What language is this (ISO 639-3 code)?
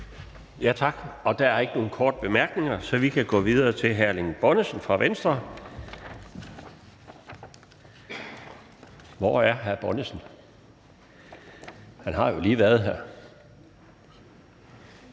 dan